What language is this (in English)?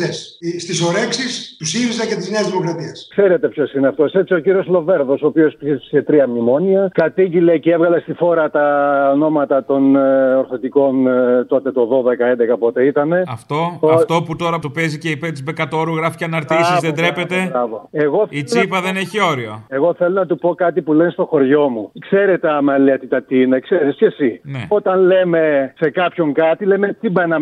Greek